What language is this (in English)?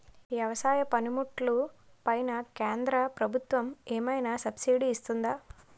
Telugu